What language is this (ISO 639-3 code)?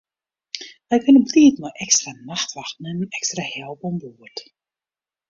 fry